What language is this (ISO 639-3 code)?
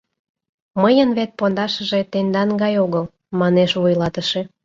chm